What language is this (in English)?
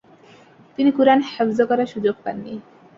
Bangla